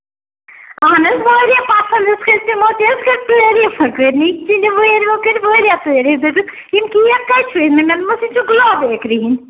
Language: Kashmiri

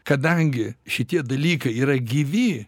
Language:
Lithuanian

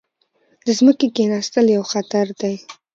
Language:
Pashto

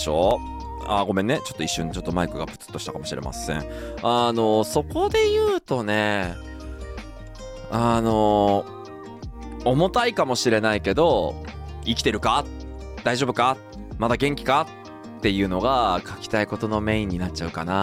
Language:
Japanese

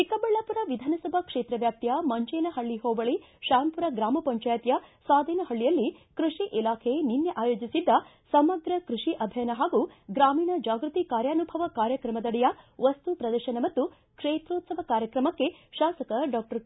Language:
Kannada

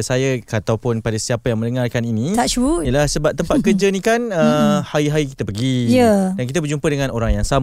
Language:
Malay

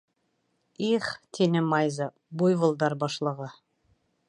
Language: Bashkir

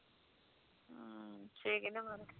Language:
Punjabi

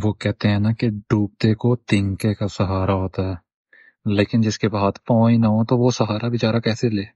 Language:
Urdu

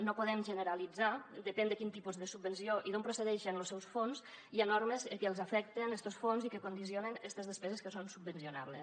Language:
Catalan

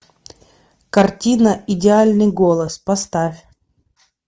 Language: Russian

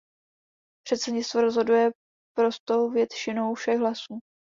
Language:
Czech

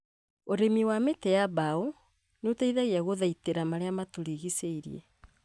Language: Kikuyu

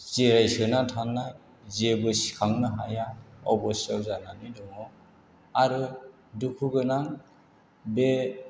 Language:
Bodo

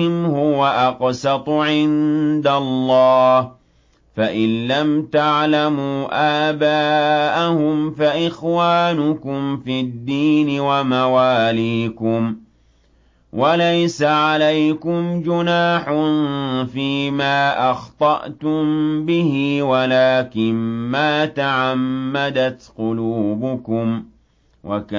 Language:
Arabic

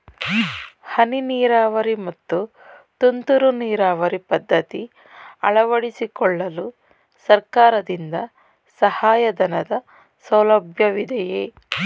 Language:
Kannada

